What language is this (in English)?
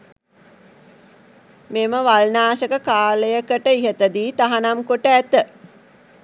Sinhala